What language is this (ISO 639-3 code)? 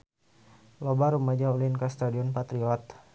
sun